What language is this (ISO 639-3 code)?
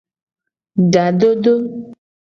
gej